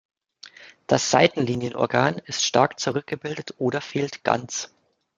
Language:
German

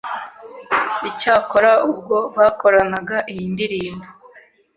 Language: Kinyarwanda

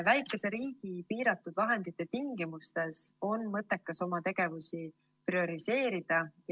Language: Estonian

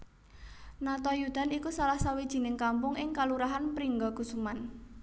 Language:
Javanese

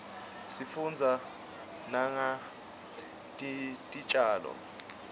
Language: Swati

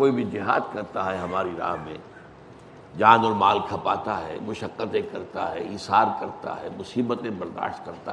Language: Urdu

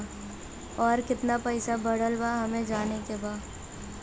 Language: Bhojpuri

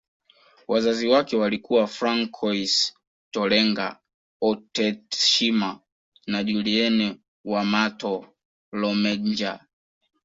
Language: Swahili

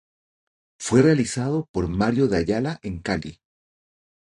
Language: Spanish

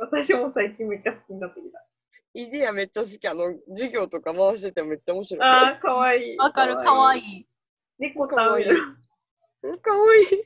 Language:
Japanese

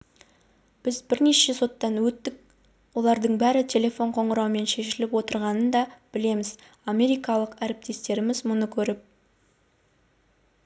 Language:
Kazakh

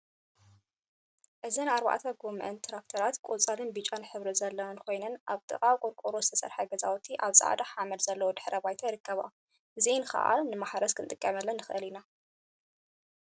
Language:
Tigrinya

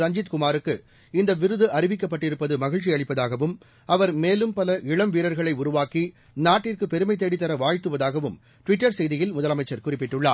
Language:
Tamil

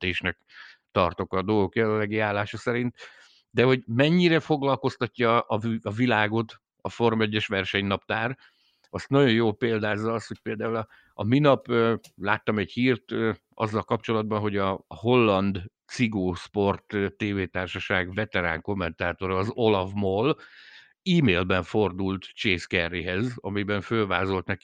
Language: Hungarian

